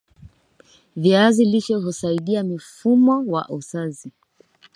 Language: Swahili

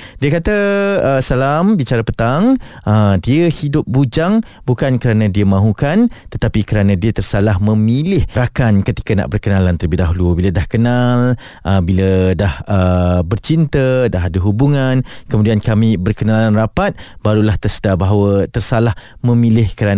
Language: Malay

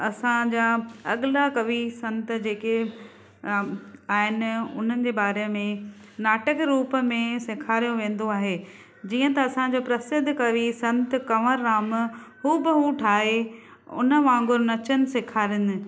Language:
Sindhi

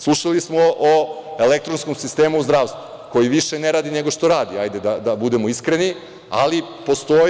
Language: Serbian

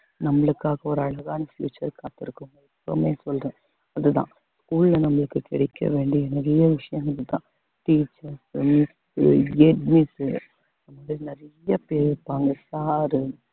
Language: Tamil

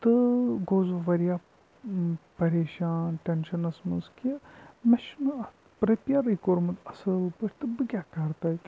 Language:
Kashmiri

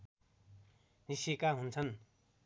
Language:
Nepali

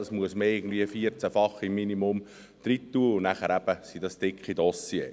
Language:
Swiss German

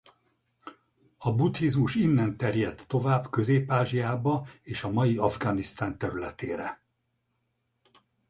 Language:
Hungarian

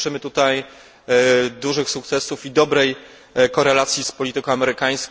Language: Polish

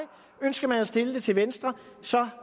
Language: Danish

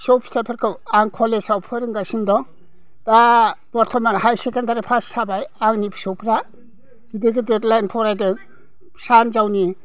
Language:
Bodo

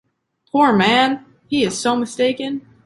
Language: English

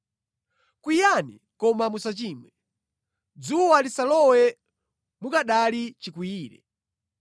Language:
Nyanja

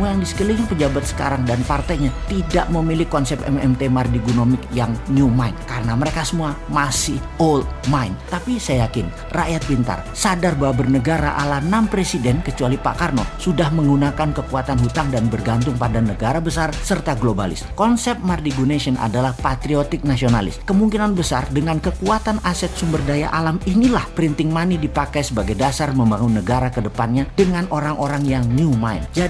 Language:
Indonesian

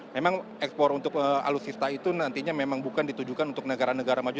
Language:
Indonesian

